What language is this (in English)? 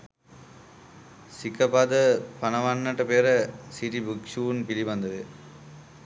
Sinhala